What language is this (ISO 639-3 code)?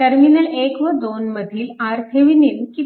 mar